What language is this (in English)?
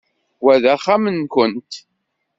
Kabyle